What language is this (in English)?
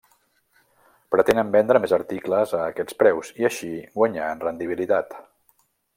Catalan